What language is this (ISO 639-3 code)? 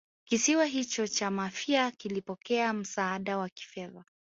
swa